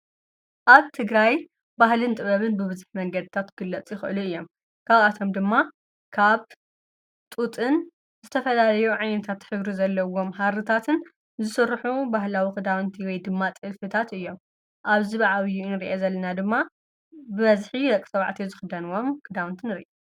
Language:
Tigrinya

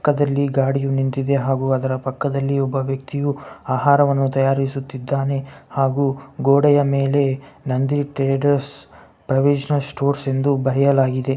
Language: Kannada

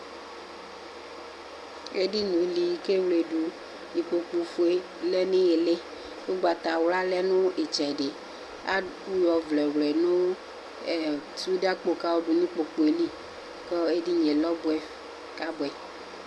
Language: Ikposo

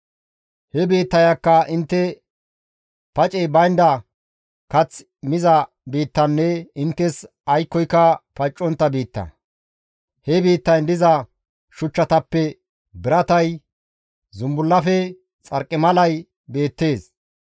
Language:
Gamo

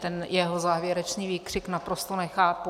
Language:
Czech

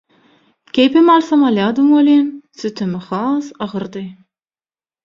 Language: Turkmen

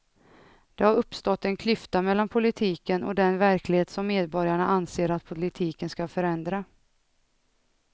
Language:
Swedish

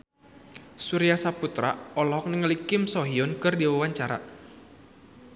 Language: Sundanese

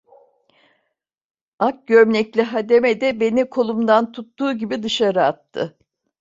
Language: Turkish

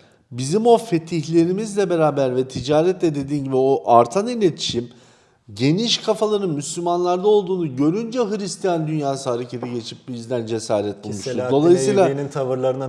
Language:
Turkish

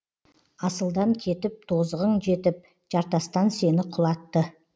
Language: Kazakh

